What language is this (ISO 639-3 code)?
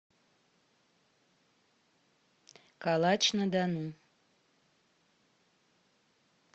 rus